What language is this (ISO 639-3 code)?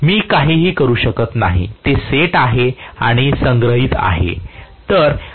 mar